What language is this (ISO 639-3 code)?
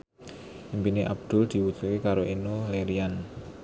jav